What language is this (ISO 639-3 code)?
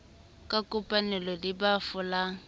sot